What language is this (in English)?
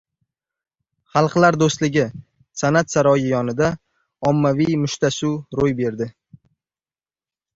Uzbek